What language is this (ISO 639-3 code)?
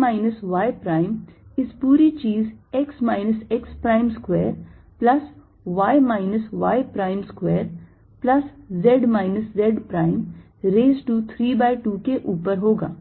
hin